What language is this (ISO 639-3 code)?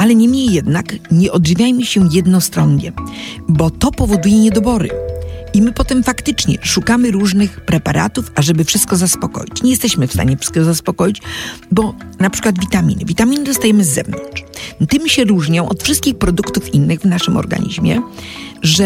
pol